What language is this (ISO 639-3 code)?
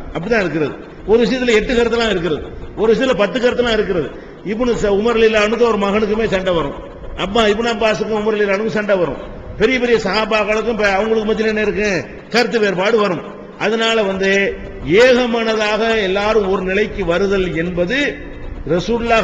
ind